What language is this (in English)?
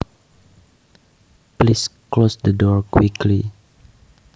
Javanese